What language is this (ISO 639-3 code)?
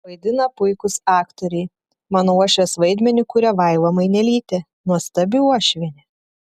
lit